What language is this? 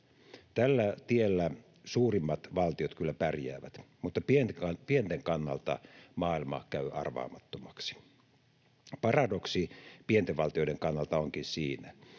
Finnish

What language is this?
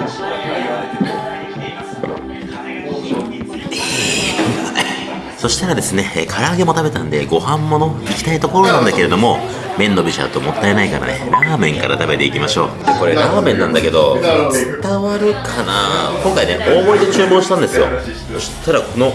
Japanese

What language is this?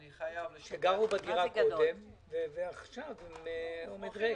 Hebrew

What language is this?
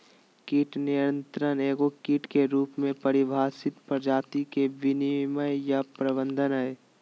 Magahi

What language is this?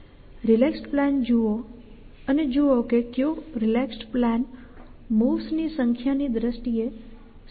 Gujarati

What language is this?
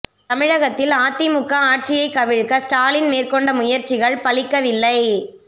Tamil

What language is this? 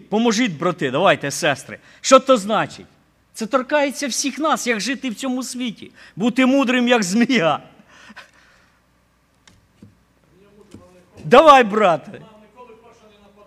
Ukrainian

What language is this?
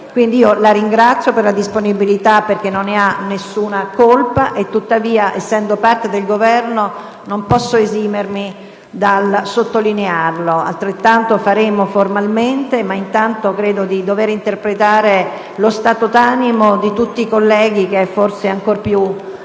Italian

